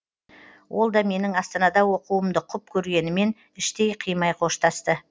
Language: Kazakh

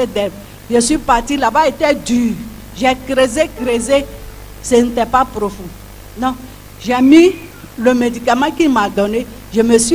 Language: French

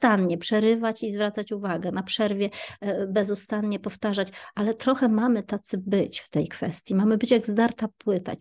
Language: Polish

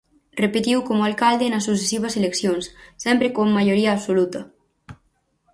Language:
Galician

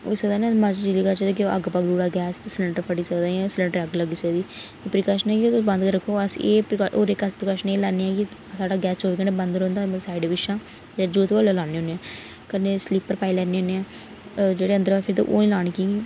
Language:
Dogri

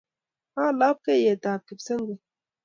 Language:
Kalenjin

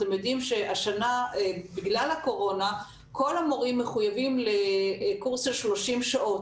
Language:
Hebrew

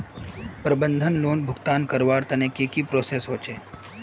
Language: Magahi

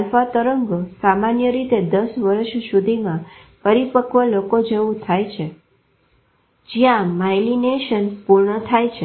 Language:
Gujarati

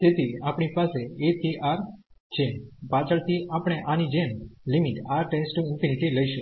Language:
Gujarati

